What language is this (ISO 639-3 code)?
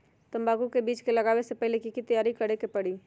mag